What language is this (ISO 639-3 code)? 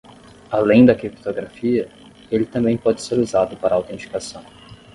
por